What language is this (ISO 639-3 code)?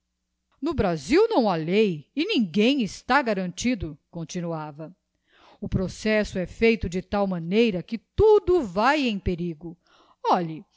por